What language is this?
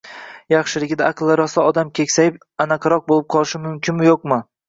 Uzbek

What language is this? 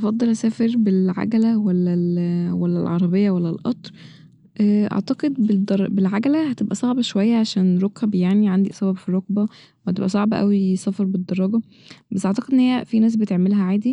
Egyptian Arabic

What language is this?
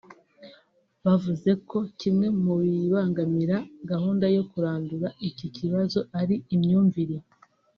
Kinyarwanda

